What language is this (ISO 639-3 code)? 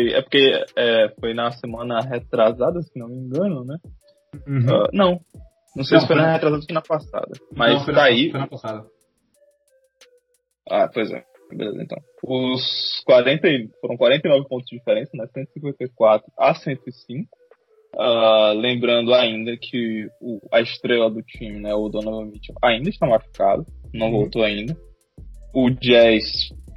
por